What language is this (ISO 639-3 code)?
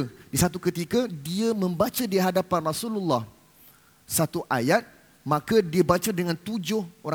msa